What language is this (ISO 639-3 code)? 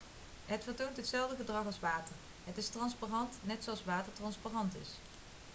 nld